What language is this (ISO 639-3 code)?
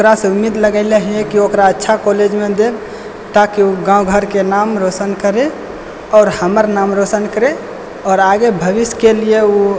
mai